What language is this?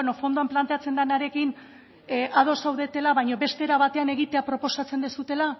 Basque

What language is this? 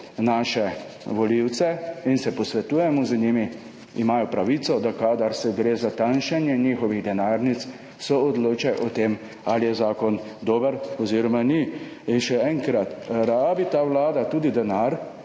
Slovenian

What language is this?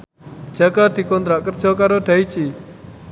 Javanese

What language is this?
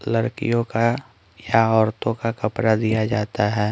Hindi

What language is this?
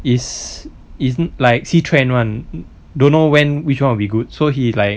English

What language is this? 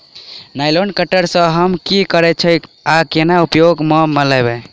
Maithili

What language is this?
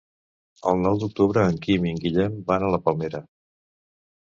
Catalan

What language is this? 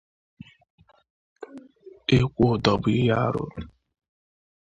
Igbo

